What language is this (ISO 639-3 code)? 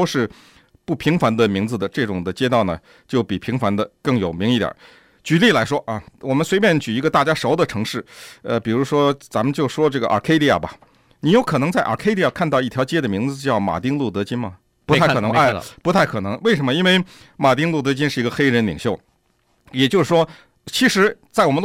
zho